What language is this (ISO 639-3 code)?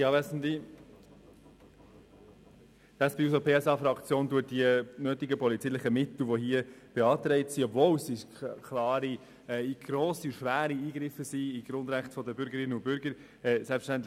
gsw